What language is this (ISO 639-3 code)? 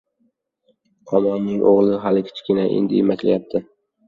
uzb